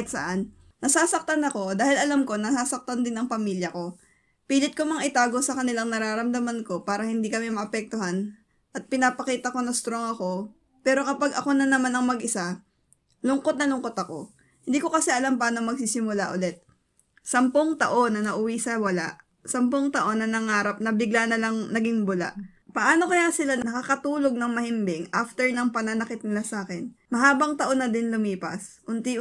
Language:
Filipino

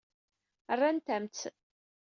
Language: Kabyle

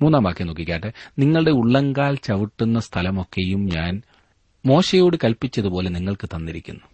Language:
Malayalam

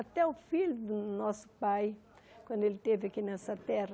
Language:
Portuguese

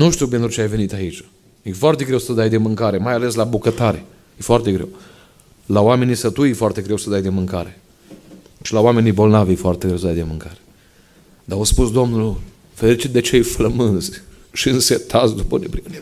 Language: Romanian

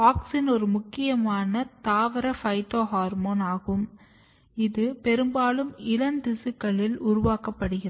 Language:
Tamil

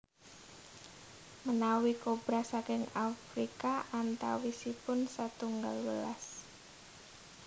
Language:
Javanese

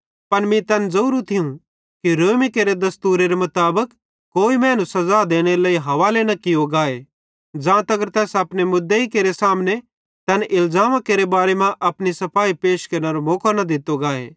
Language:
Bhadrawahi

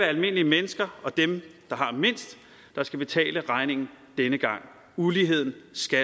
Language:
Danish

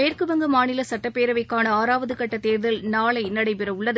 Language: Tamil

